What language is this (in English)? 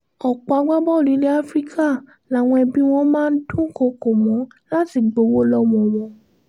Yoruba